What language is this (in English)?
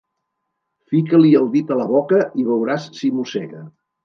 Catalan